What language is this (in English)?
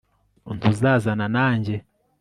Kinyarwanda